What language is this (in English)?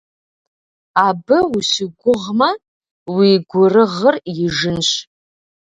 Kabardian